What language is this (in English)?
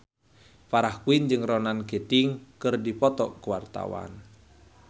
Sundanese